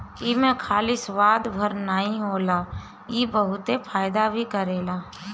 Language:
Bhojpuri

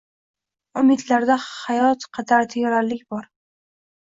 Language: Uzbek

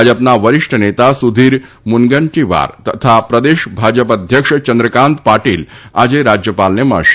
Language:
Gujarati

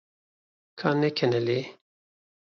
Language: Kurdish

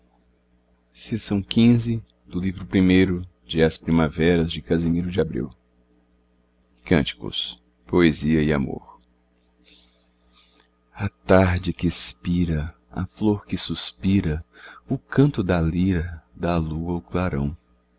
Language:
Portuguese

